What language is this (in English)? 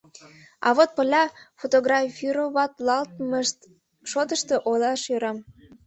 Mari